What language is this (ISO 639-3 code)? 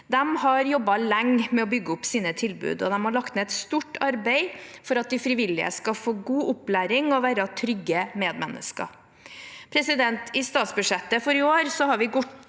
nor